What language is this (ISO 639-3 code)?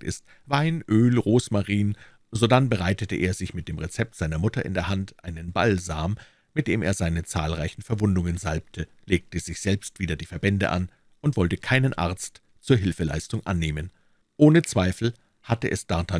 deu